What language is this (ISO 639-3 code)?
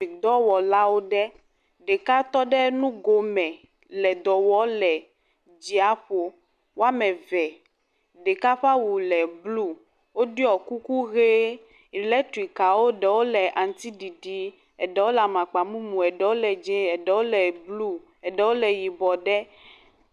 ewe